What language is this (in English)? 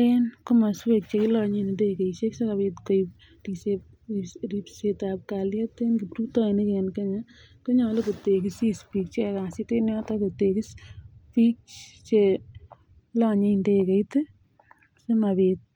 Kalenjin